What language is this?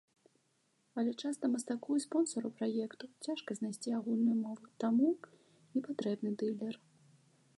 Belarusian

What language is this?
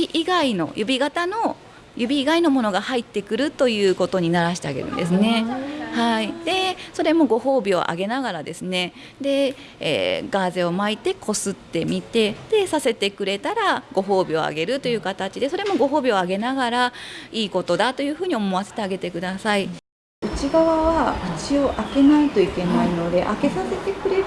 Japanese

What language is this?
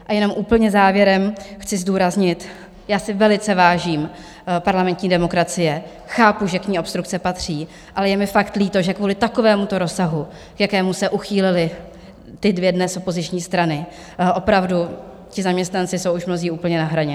Czech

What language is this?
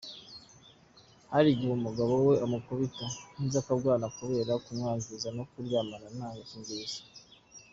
Kinyarwanda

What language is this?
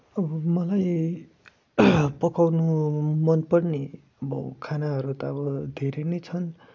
Nepali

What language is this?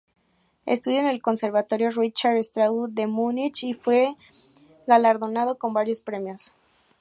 Spanish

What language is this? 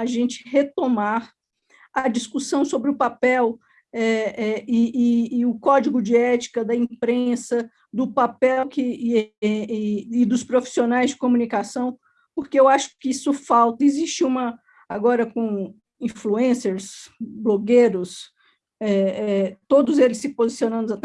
Portuguese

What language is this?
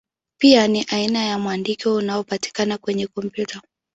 Swahili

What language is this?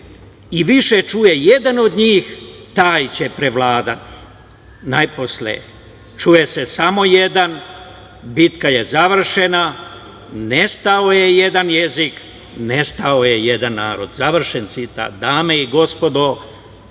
Serbian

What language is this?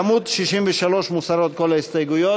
Hebrew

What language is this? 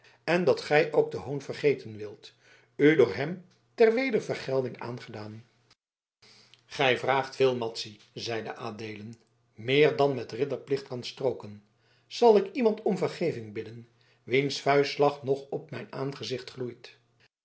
Dutch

